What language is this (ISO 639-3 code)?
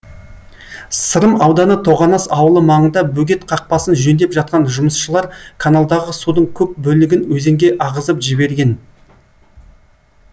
kaz